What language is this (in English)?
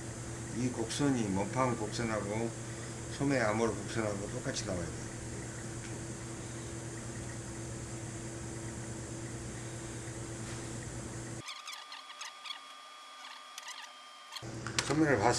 Korean